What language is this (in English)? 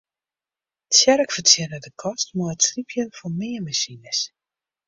Western Frisian